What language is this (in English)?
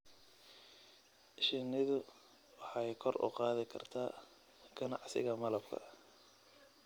Somali